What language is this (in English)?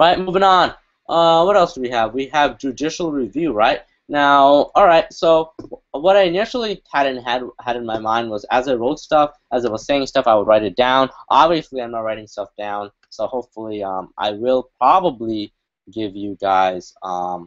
English